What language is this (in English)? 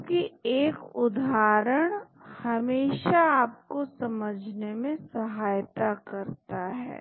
Hindi